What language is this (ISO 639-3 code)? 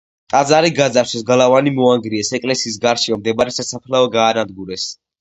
kat